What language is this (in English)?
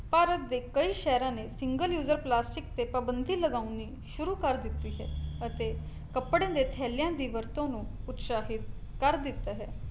Punjabi